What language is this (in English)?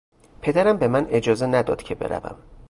Persian